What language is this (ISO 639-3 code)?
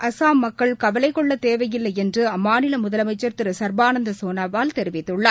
tam